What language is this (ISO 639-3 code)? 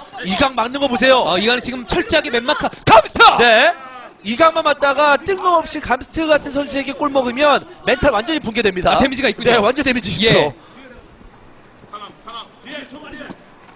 kor